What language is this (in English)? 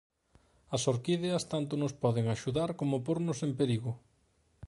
Galician